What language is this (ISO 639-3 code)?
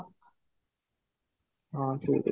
ori